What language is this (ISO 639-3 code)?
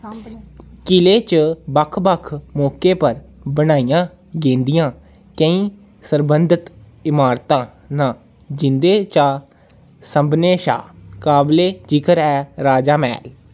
doi